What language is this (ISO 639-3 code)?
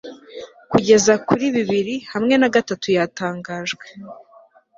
kin